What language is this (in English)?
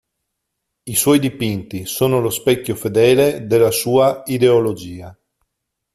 Italian